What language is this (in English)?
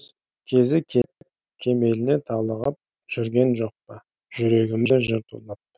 Kazakh